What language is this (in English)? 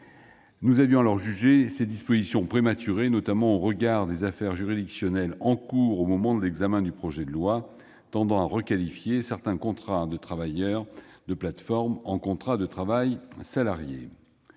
French